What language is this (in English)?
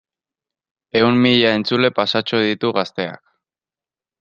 Basque